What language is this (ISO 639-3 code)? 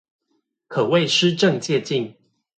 zho